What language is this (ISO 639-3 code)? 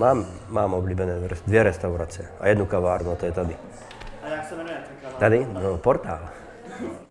ces